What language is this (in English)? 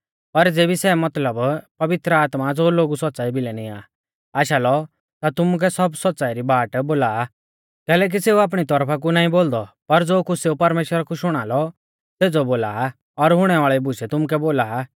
Mahasu Pahari